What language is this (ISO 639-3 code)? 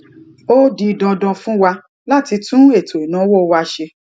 yor